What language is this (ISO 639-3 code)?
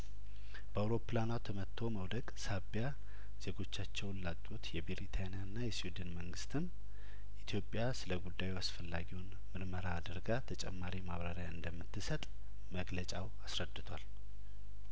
amh